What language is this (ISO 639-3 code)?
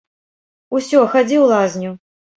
bel